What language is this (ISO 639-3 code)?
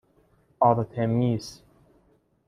fas